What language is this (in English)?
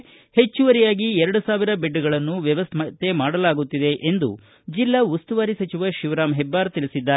Kannada